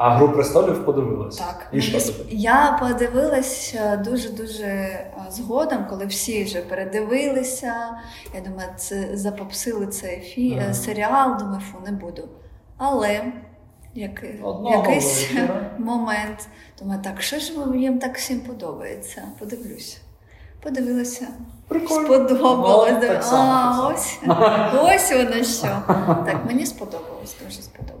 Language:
Ukrainian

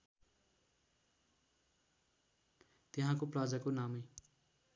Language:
Nepali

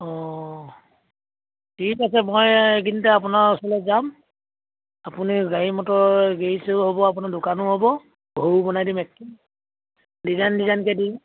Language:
Assamese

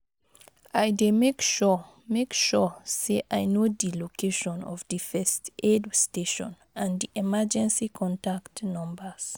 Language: Nigerian Pidgin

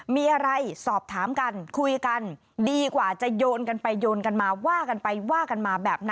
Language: Thai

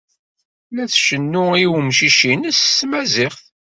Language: Kabyle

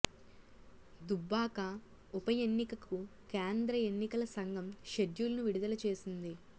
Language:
Telugu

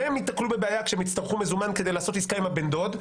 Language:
Hebrew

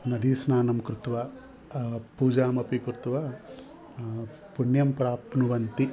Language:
Sanskrit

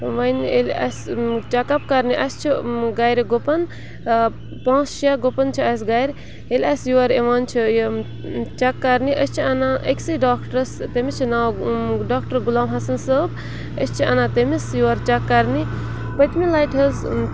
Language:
Kashmiri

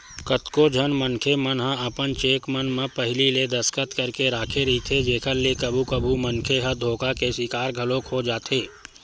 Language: Chhattisgarhi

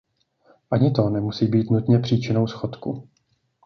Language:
Czech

